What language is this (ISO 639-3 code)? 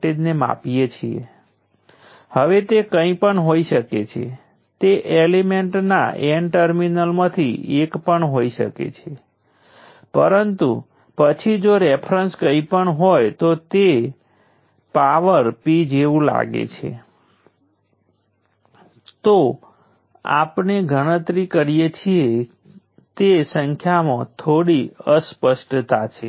guj